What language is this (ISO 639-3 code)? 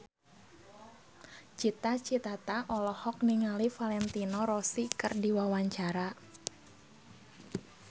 sun